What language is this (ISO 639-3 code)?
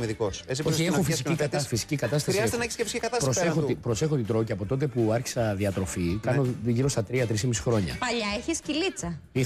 ell